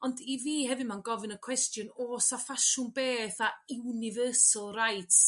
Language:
Welsh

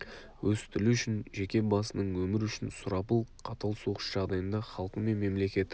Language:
Kazakh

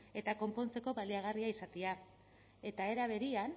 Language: Basque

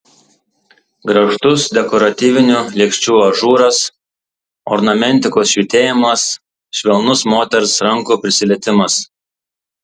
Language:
Lithuanian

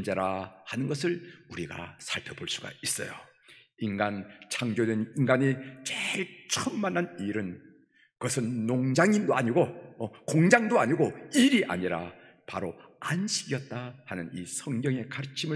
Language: Korean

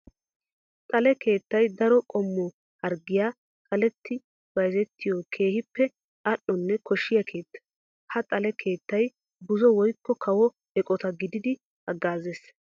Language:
Wolaytta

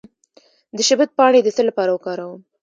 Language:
Pashto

